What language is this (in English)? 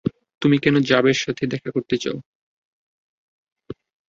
Bangla